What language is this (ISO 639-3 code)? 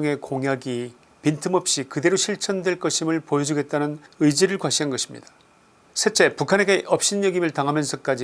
kor